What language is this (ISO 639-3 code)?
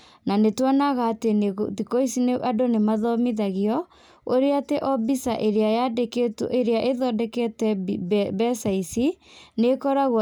kik